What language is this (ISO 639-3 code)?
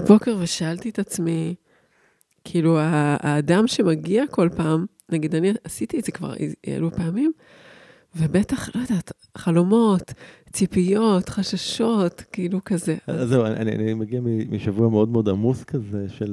heb